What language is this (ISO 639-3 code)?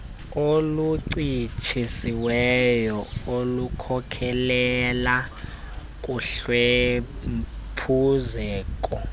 xho